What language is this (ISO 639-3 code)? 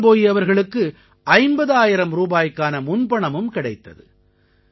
tam